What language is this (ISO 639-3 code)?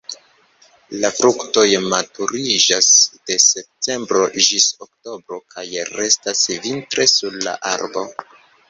epo